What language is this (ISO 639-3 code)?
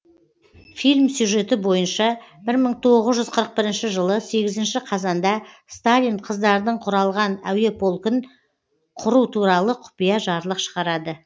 kaz